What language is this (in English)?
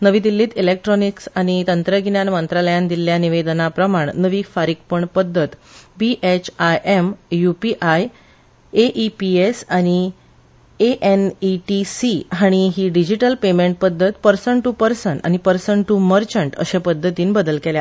Konkani